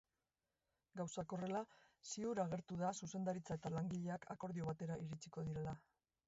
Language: Basque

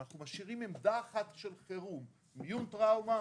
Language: Hebrew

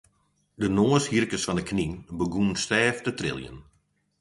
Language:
Western Frisian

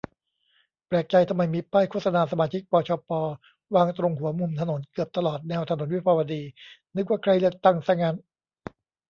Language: Thai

